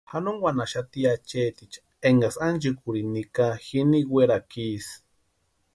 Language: Western Highland Purepecha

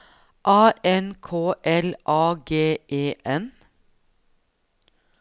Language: Norwegian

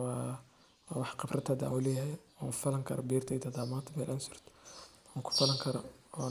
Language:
Somali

